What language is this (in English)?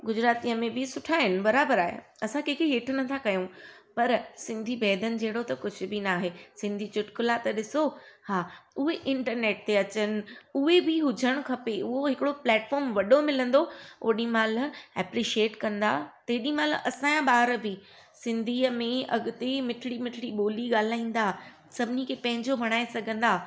Sindhi